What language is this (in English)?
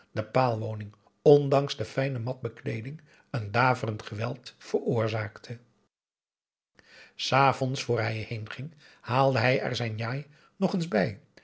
Dutch